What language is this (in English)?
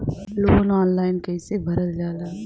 Bhojpuri